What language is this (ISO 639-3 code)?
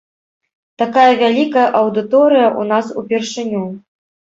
bel